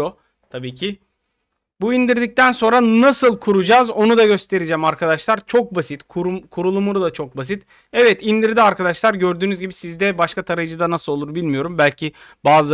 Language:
Turkish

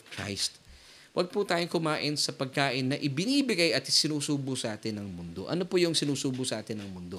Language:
Filipino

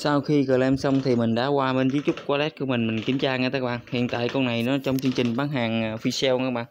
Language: Vietnamese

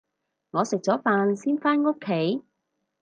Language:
Cantonese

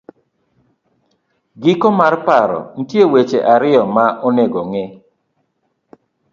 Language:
Luo (Kenya and Tanzania)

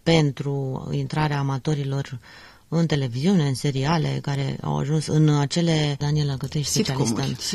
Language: Romanian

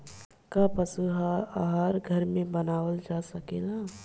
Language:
Bhojpuri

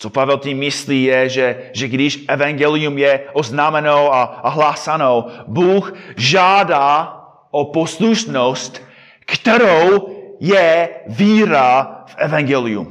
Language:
Czech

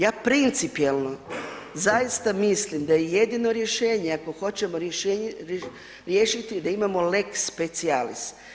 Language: Croatian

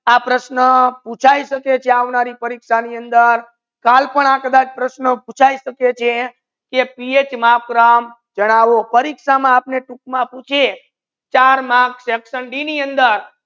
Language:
Gujarati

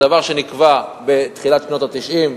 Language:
Hebrew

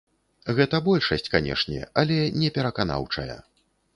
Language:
Belarusian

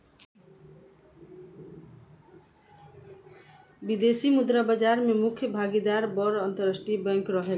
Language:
Bhojpuri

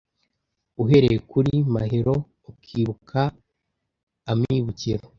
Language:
Kinyarwanda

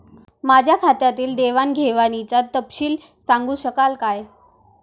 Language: Marathi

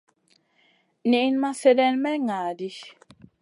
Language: Masana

